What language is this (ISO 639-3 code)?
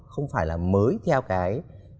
vie